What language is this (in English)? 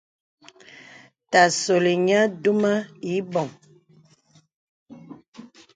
Bebele